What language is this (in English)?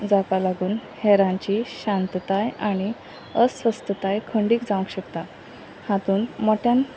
Konkani